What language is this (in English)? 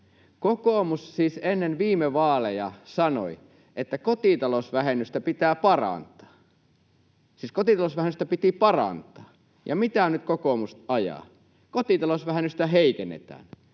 Finnish